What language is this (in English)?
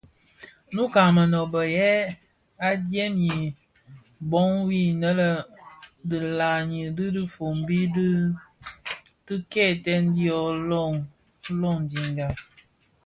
Bafia